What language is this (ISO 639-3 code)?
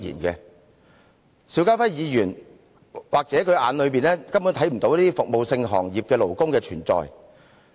yue